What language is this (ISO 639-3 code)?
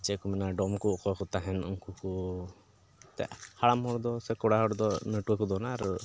sat